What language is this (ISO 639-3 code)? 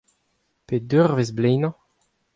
bre